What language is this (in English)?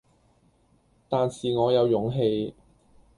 Cantonese